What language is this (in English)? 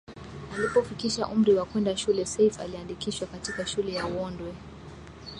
Swahili